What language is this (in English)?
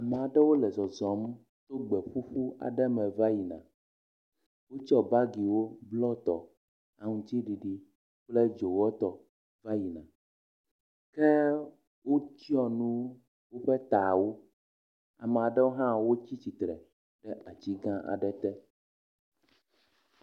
Ewe